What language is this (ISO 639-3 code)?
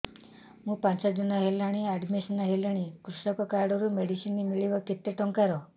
ori